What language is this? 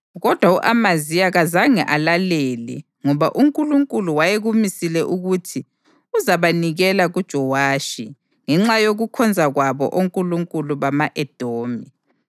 North Ndebele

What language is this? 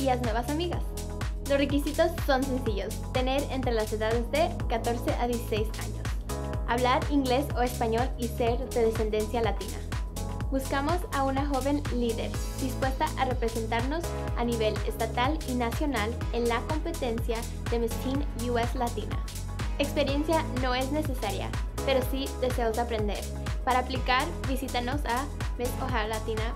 Spanish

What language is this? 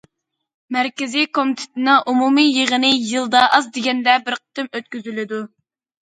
Uyghur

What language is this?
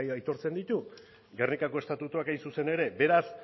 Basque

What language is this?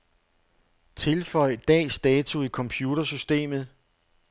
Danish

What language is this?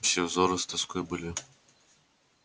Russian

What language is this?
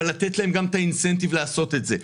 Hebrew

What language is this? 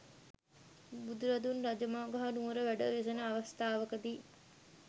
Sinhala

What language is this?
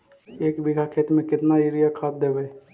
Magahi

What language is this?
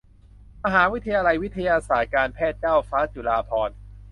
Thai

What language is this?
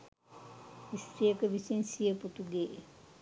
Sinhala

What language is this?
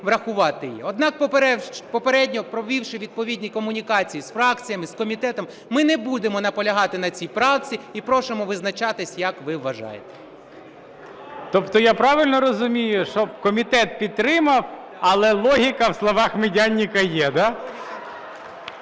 Ukrainian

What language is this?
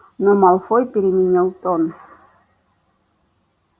Russian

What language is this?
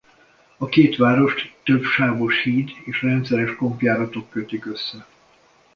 Hungarian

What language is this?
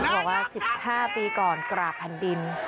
Thai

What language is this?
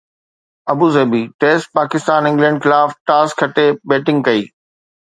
Sindhi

